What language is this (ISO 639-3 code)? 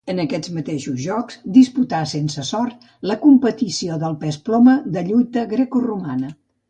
cat